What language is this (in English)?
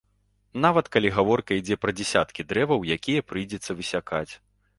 Belarusian